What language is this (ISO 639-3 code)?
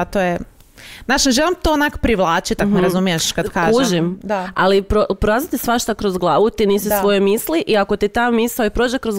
hrv